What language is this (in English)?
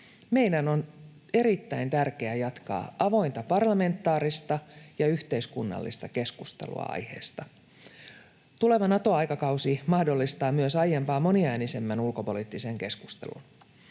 Finnish